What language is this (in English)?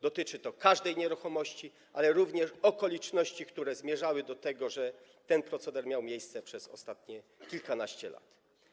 Polish